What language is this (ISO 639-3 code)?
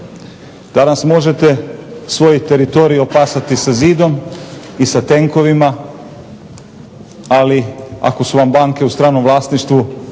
hrv